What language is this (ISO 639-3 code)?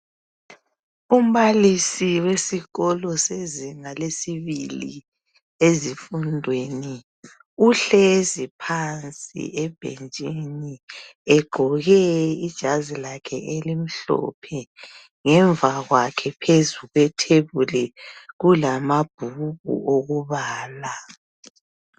nde